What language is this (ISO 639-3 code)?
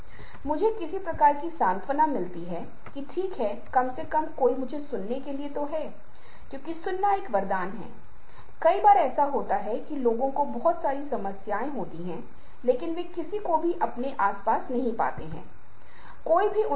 hin